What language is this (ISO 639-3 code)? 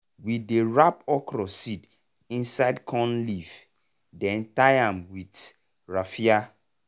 pcm